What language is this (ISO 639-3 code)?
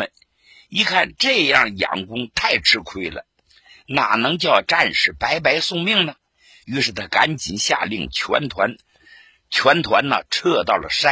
zho